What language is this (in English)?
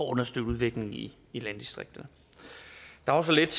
Danish